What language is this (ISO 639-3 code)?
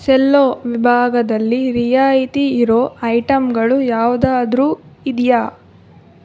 kan